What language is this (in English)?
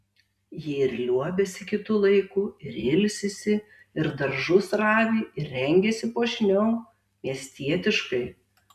Lithuanian